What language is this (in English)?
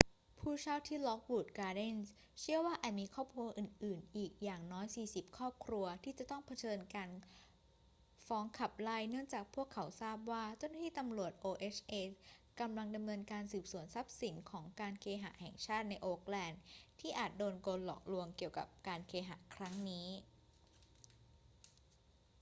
Thai